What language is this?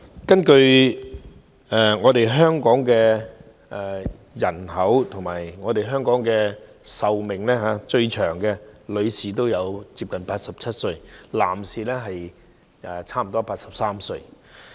Cantonese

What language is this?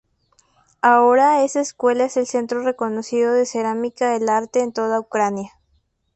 Spanish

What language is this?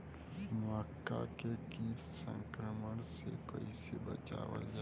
Bhojpuri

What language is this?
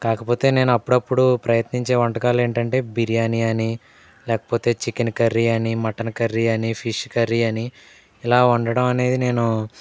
Telugu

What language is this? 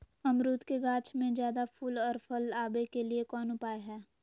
Magahi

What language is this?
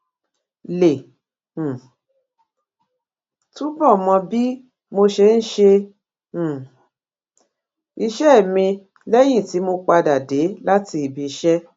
Yoruba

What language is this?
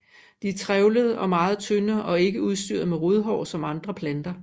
Danish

